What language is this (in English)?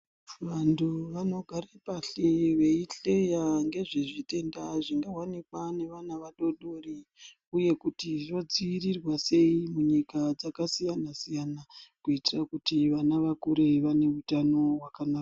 Ndau